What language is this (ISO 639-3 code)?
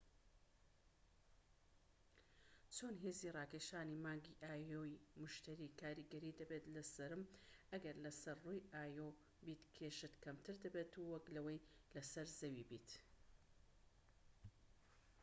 ckb